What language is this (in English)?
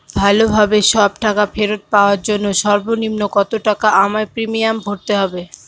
Bangla